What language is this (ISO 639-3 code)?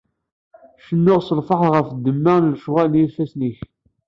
kab